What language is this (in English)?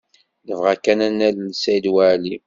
Kabyle